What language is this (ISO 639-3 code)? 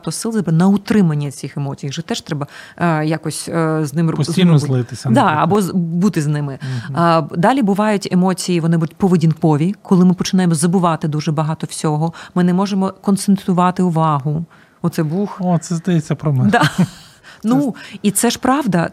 ukr